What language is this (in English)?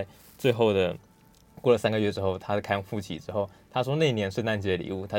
Chinese